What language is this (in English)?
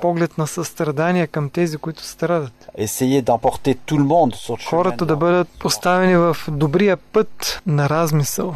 Bulgarian